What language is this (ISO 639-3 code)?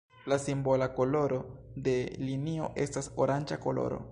epo